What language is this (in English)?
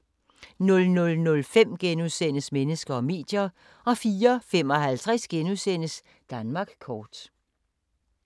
Danish